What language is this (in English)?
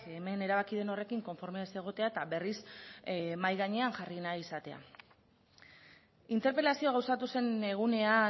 Basque